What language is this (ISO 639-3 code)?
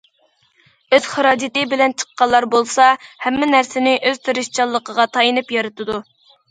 uig